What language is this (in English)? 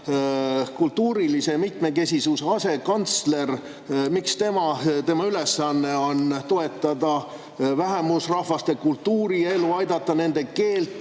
Estonian